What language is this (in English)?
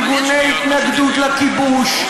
Hebrew